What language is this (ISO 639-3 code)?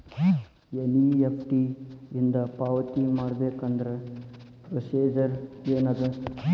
kan